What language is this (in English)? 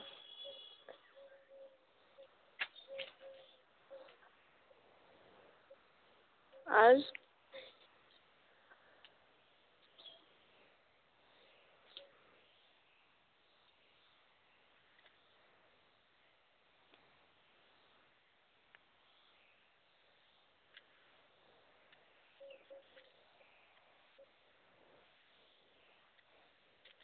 Santali